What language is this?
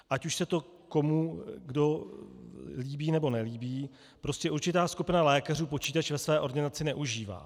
Czech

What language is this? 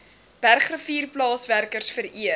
Afrikaans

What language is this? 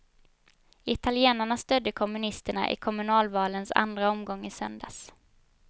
Swedish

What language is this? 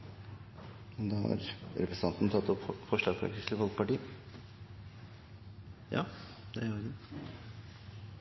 Norwegian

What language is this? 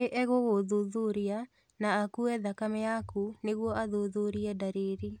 Kikuyu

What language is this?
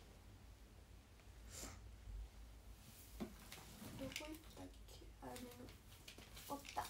Japanese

